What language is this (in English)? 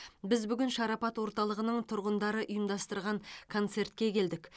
Kazakh